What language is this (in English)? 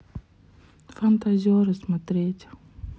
Russian